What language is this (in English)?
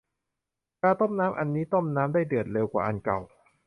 Thai